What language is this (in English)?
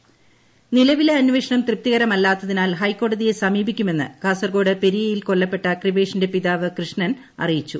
Malayalam